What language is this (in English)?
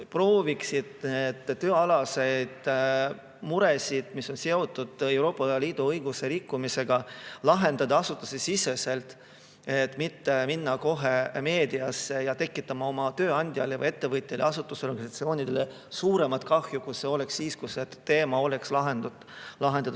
Estonian